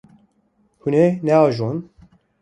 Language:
Kurdish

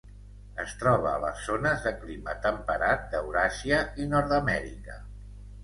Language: Catalan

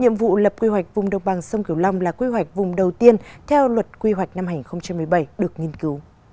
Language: Vietnamese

